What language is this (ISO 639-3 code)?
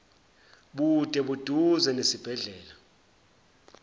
zul